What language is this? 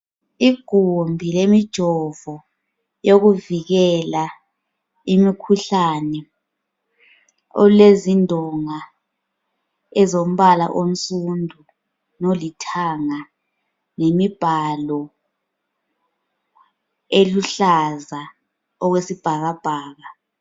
North Ndebele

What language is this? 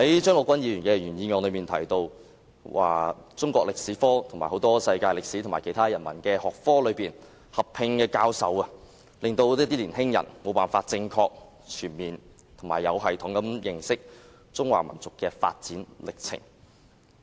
Cantonese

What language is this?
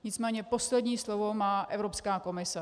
Czech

